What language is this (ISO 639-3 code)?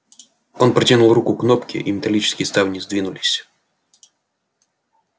rus